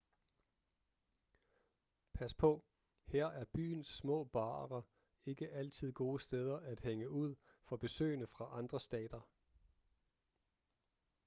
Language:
Danish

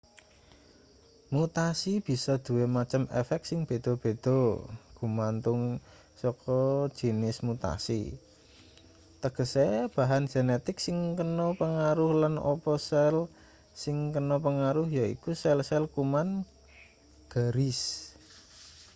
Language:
Javanese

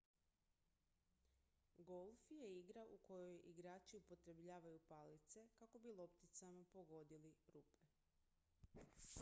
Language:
Croatian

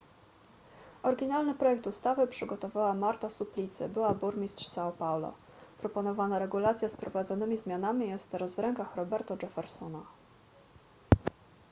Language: Polish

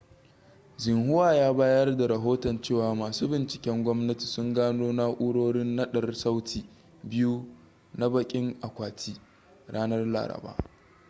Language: Hausa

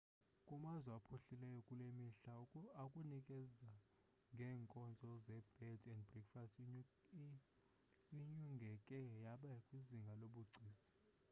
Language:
Xhosa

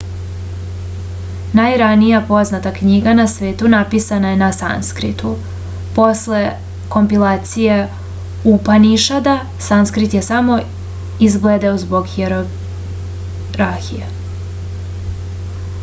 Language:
Serbian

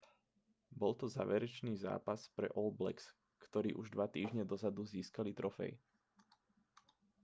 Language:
Slovak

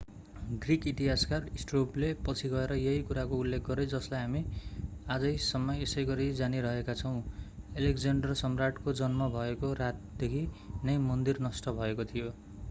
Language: Nepali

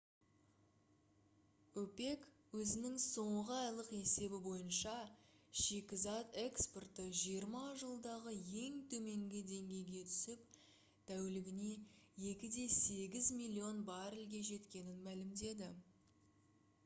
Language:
Kazakh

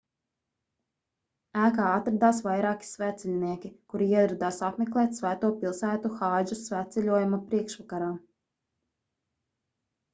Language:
Latvian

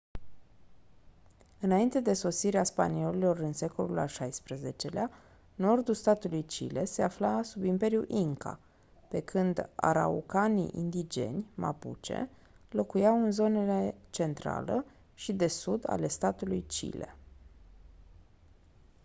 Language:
Romanian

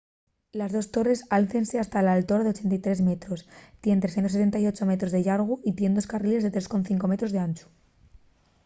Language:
Asturian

